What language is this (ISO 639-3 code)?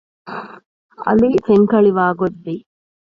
div